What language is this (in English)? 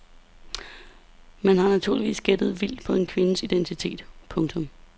Danish